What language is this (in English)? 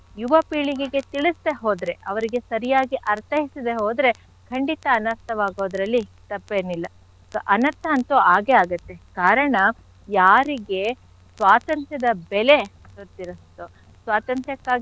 Kannada